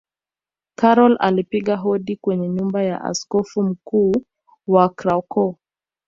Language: Swahili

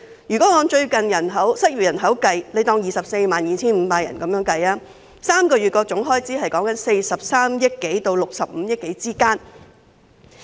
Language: Cantonese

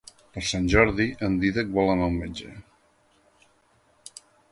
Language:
Catalan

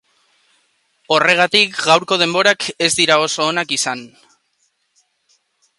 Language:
Basque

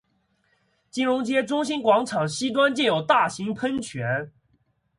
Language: Chinese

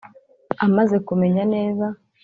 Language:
Kinyarwanda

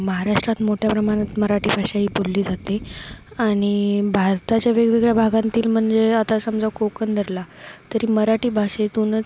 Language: Marathi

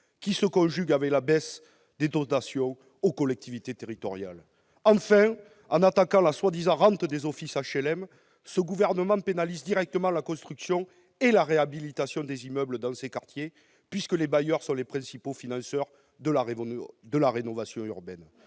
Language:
French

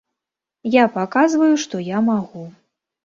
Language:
Belarusian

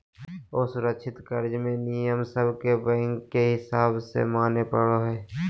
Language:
Magahi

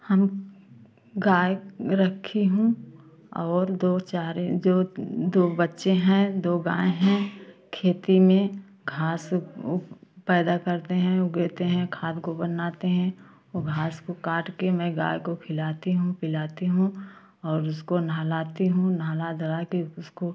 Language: Hindi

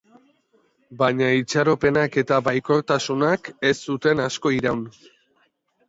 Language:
Basque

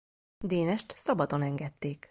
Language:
Hungarian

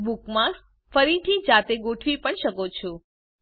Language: Gujarati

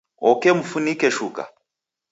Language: Taita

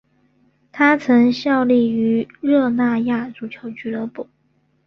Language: Chinese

